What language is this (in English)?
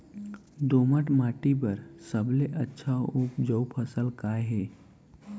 Chhattisgarhi